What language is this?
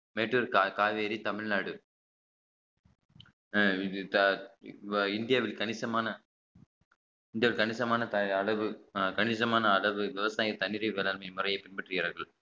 Tamil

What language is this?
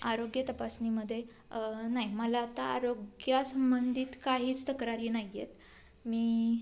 Marathi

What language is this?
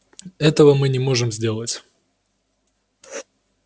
Russian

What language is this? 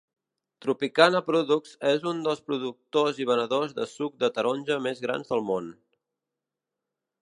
Catalan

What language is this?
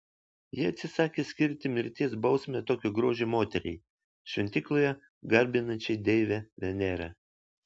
Lithuanian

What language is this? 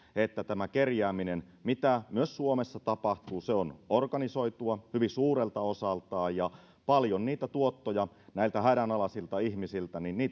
Finnish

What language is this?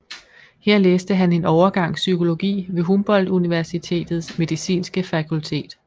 Danish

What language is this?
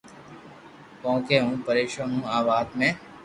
Loarki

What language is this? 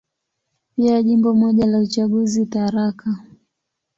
Swahili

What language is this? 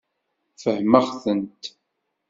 Kabyle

